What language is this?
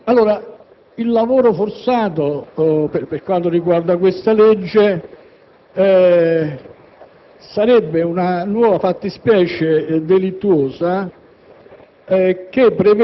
Italian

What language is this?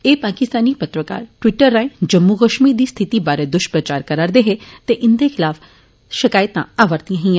Dogri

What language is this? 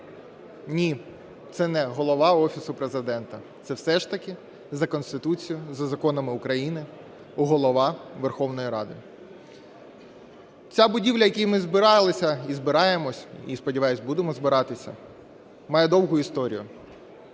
Ukrainian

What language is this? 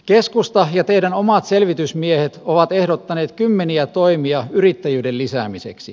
Finnish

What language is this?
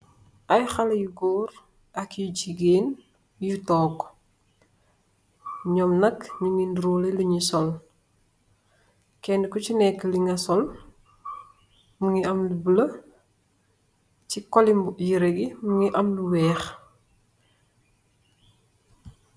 Wolof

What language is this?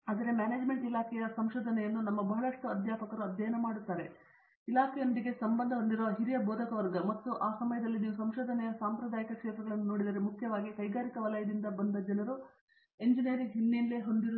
Kannada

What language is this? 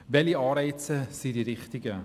Swiss German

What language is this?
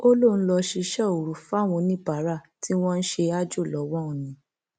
Yoruba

